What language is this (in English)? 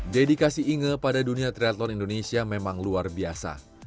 Indonesian